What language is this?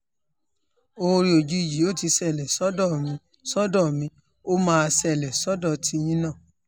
Yoruba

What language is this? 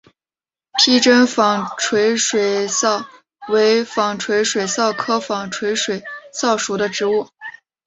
Chinese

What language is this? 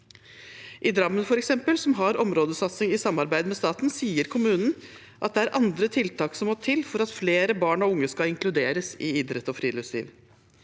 Norwegian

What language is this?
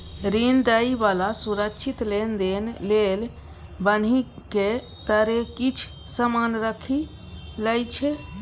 Maithili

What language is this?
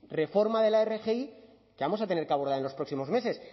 Spanish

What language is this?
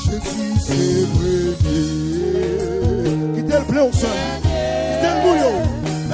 Haitian Creole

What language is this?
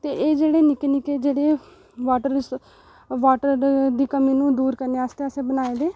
Dogri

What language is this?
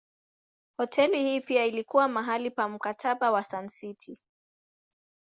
Swahili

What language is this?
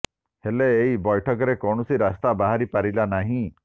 Odia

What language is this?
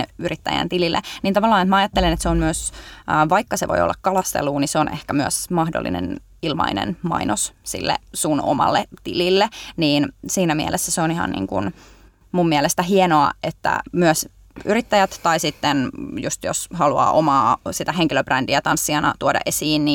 Finnish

